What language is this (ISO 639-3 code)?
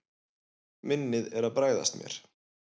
isl